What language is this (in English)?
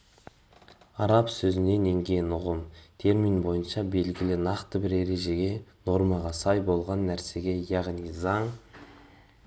Kazakh